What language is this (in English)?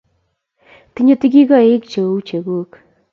Kalenjin